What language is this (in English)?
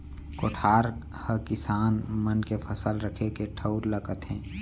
Chhattisgarhi